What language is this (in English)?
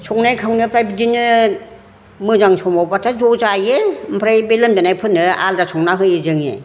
Bodo